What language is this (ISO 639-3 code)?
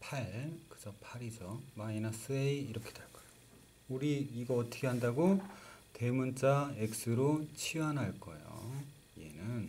kor